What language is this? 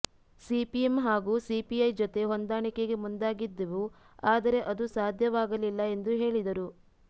Kannada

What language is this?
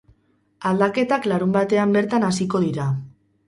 Basque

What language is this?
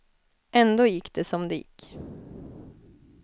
Swedish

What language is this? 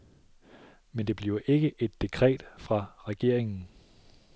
Danish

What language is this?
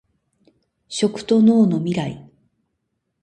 Japanese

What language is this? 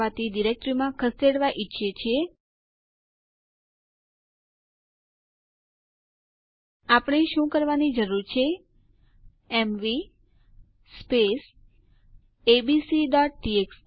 Gujarati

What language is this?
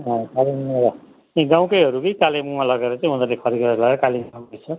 Nepali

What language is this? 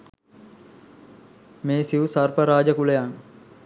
Sinhala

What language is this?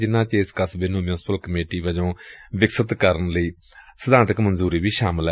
Punjabi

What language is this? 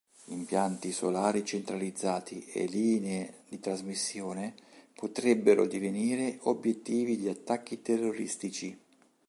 Italian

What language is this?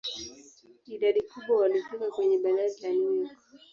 Swahili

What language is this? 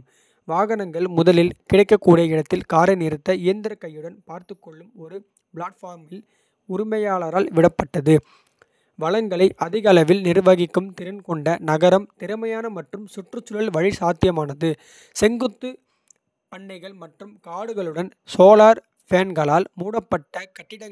Kota (India)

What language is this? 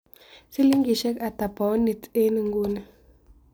Kalenjin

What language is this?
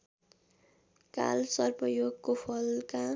Nepali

